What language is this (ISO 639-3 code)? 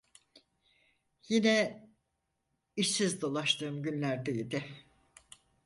tur